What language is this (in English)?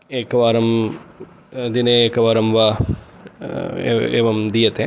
Sanskrit